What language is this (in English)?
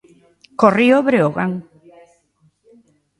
Galician